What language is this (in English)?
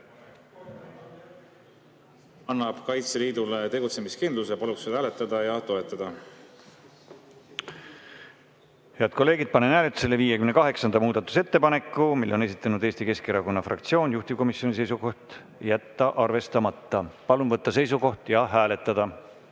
Estonian